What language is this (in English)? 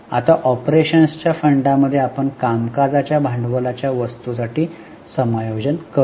Marathi